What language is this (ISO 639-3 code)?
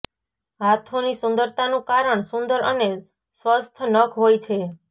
guj